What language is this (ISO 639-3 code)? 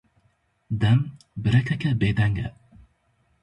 kur